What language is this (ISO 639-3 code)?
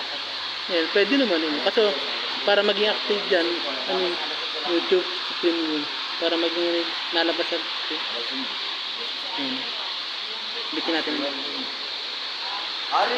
fil